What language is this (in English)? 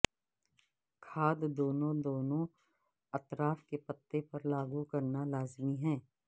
Urdu